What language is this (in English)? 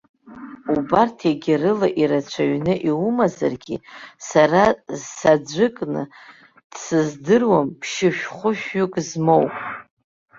Abkhazian